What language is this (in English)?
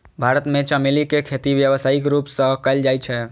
Maithili